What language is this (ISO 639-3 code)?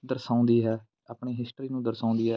pan